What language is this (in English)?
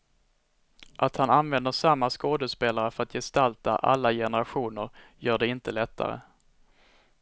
Swedish